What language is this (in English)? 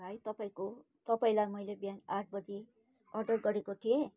Nepali